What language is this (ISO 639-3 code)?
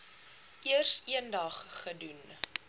afr